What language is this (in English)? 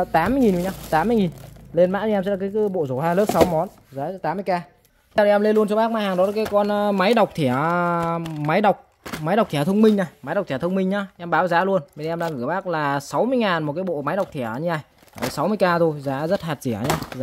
Vietnamese